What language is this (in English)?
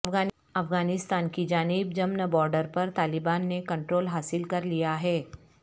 Urdu